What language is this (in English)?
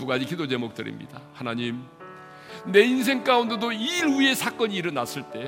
Korean